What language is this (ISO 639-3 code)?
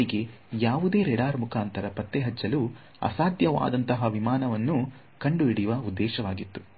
kan